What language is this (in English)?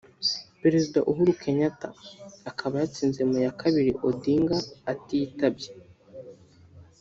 Kinyarwanda